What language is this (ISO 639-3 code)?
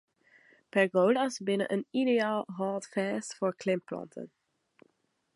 fry